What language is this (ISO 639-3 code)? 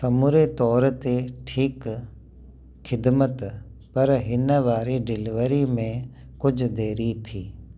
snd